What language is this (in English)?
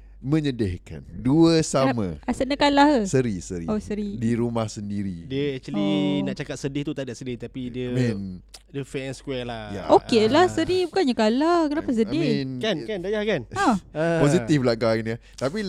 Malay